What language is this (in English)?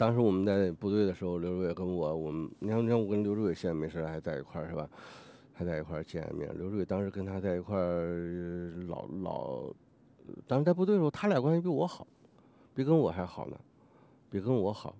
Chinese